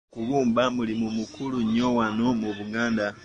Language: Ganda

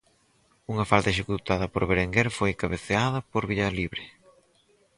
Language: Galician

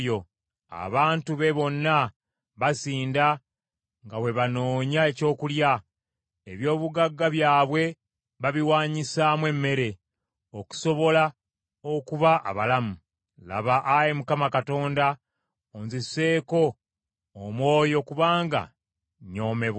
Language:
Ganda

